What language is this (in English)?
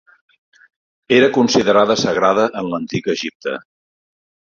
Catalan